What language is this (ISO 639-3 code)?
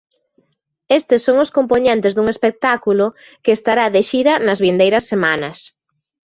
glg